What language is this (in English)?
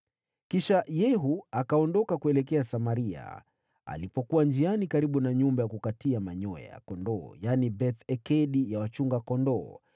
Swahili